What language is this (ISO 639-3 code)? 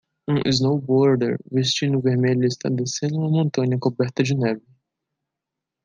por